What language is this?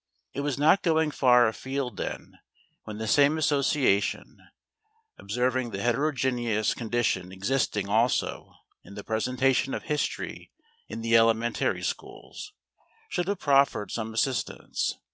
English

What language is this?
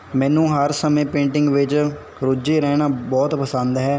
Punjabi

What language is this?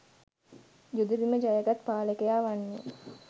Sinhala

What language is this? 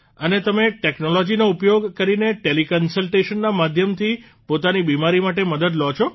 Gujarati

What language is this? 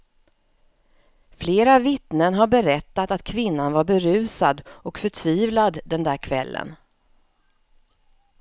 Swedish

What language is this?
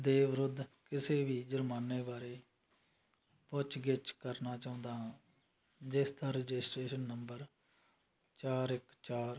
Punjabi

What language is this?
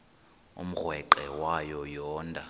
Xhosa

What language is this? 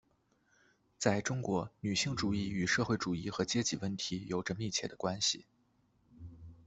Chinese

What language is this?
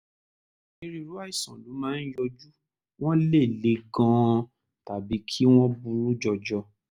Yoruba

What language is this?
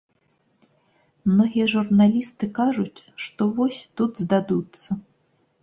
Belarusian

